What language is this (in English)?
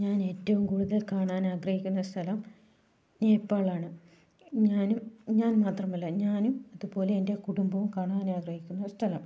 Malayalam